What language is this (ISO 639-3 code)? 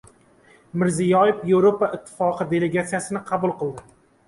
uzb